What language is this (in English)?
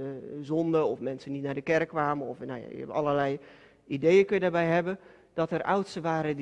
Dutch